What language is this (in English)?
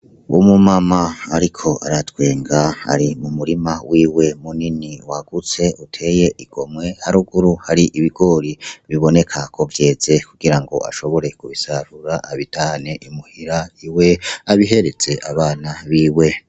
Rundi